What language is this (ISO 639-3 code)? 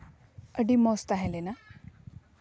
sat